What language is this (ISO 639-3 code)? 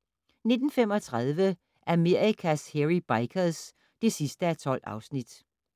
dan